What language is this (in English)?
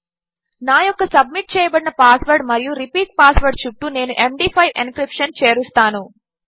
Telugu